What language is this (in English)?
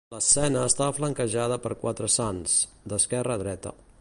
Catalan